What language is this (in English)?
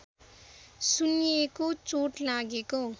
Nepali